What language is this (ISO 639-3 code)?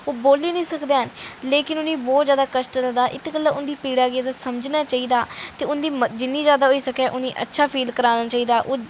doi